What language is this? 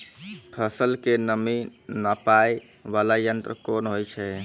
Maithili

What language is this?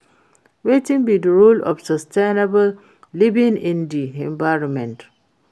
Nigerian Pidgin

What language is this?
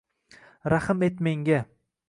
Uzbek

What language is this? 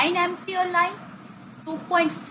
Gujarati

